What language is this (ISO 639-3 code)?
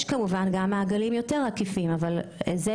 heb